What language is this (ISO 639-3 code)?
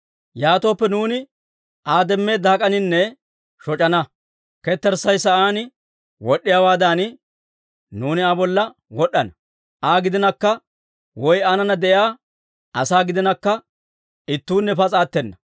dwr